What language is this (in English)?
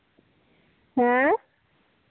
Santali